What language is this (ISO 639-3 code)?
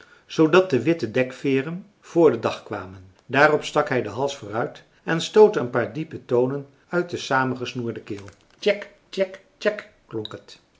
nld